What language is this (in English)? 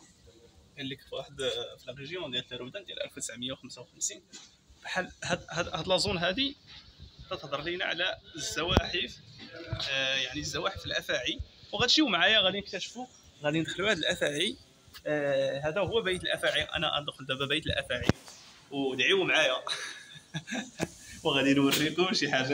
Arabic